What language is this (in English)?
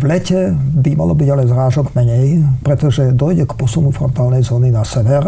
Slovak